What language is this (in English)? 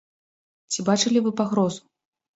Belarusian